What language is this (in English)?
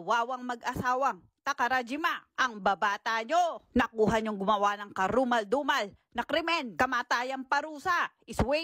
Filipino